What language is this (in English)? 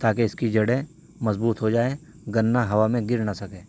Urdu